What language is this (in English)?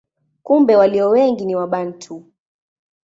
Swahili